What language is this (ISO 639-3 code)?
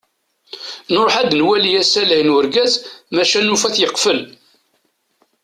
kab